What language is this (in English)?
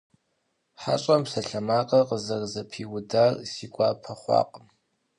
Kabardian